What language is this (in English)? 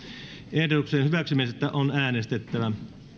Finnish